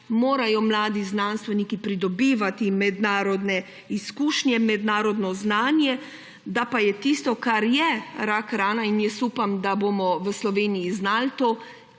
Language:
Slovenian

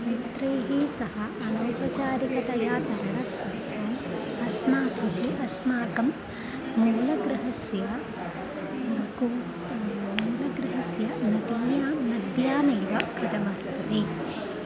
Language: Sanskrit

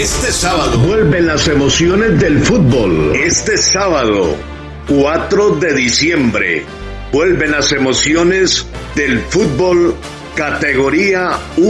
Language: Spanish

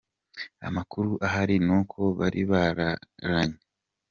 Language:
Kinyarwanda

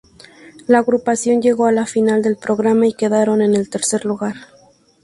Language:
Spanish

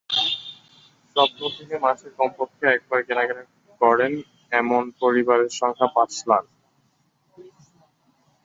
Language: Bangla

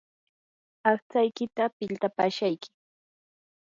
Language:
Yanahuanca Pasco Quechua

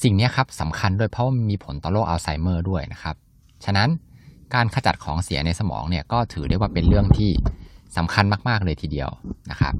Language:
Thai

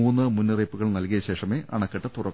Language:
Malayalam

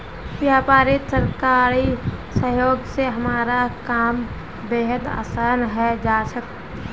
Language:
Magahi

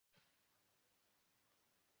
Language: Kinyarwanda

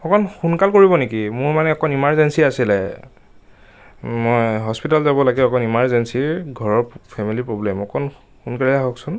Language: Assamese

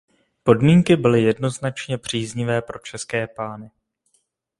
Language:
Czech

